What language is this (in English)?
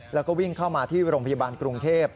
Thai